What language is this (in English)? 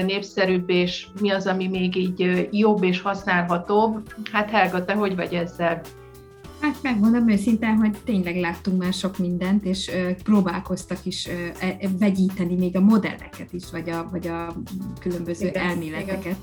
Hungarian